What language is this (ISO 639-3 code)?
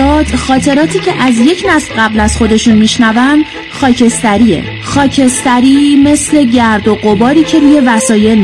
fas